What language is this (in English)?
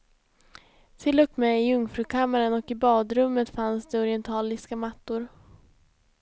Swedish